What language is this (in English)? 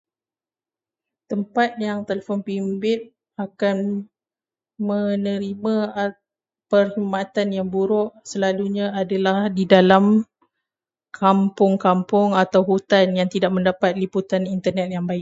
Malay